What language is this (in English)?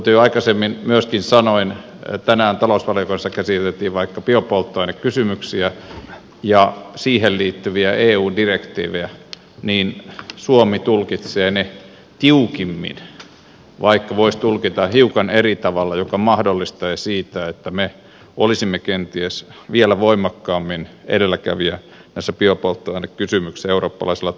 Finnish